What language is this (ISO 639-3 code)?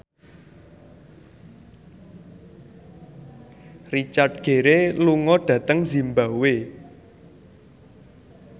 jav